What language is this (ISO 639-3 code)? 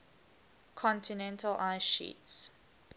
eng